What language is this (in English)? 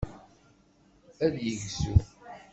Kabyle